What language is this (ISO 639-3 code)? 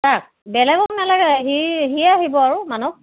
asm